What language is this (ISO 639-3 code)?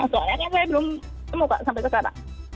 ind